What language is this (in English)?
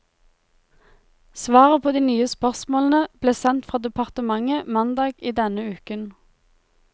Norwegian